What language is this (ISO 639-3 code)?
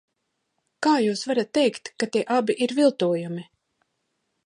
lav